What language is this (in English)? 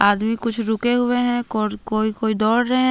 Hindi